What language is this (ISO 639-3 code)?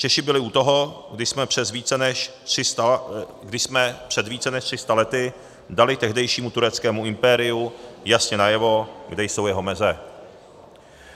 ces